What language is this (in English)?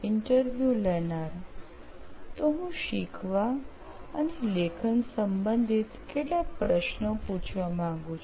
Gujarati